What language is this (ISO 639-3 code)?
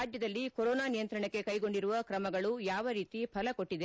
kan